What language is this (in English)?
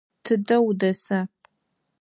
Adyghe